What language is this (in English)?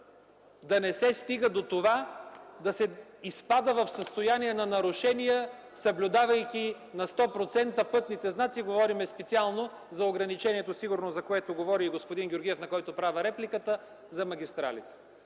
Bulgarian